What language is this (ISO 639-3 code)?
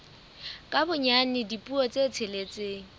sot